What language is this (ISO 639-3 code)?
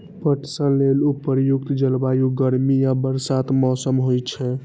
mai